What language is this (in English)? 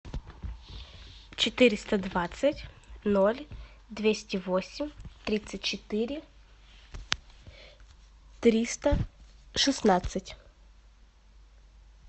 Russian